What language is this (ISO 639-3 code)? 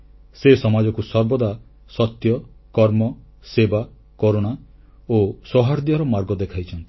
ori